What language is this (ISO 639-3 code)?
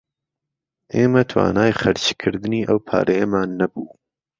ckb